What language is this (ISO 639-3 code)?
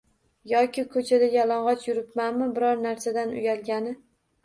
uzb